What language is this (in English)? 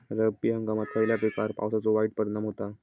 Marathi